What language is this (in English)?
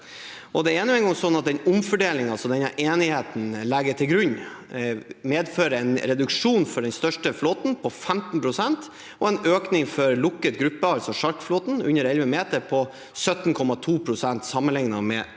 Norwegian